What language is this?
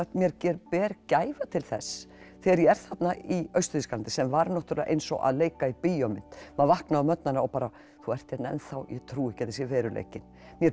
Icelandic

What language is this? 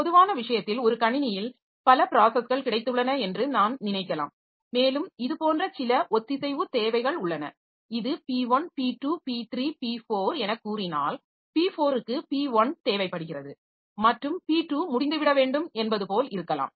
Tamil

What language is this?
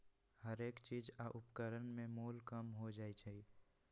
Magahi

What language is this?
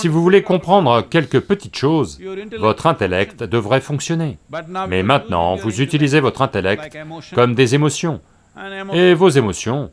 French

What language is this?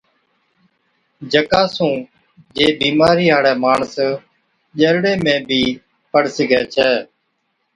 Od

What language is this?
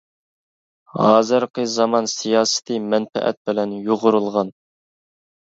Uyghur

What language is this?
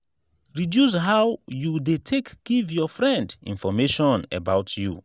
Nigerian Pidgin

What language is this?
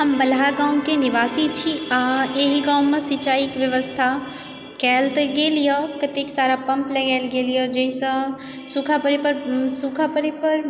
Maithili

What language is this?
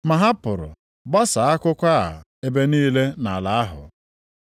Igbo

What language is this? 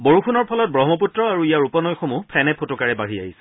Assamese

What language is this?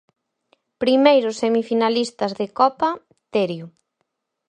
Galician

